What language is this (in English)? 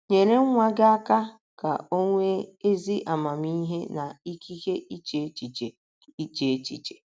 Igbo